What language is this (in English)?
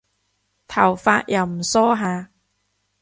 Cantonese